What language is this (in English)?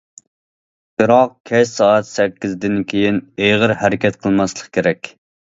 Uyghur